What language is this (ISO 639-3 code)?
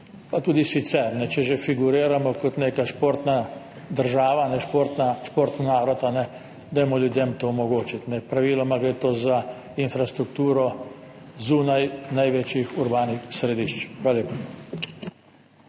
slv